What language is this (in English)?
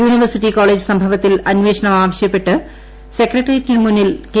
Malayalam